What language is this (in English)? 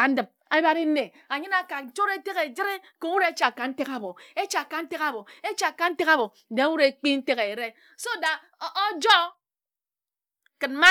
Ejagham